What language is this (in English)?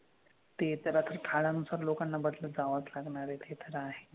Marathi